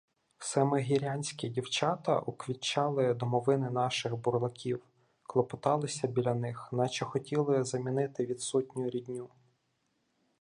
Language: Ukrainian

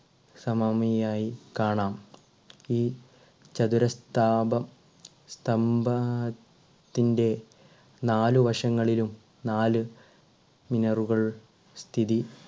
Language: Malayalam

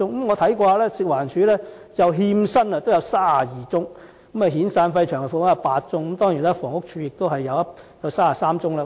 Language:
Cantonese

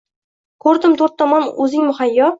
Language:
Uzbek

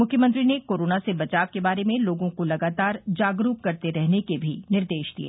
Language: Hindi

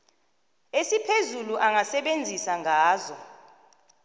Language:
South Ndebele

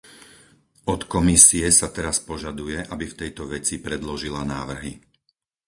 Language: Slovak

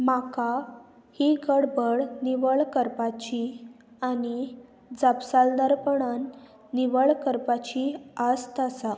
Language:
Konkani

